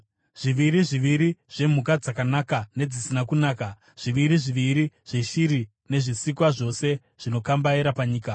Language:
Shona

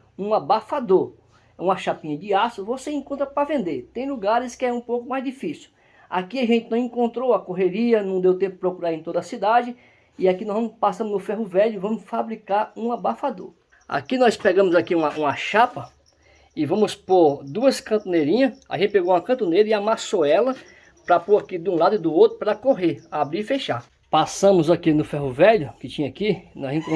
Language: Portuguese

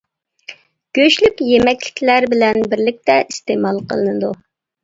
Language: Uyghur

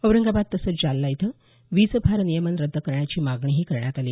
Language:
Marathi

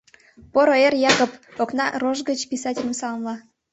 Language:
Mari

